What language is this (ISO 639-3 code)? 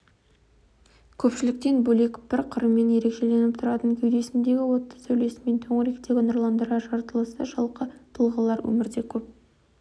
kaz